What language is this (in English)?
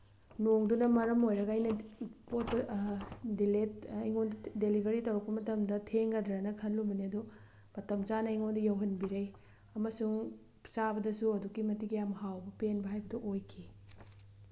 Manipuri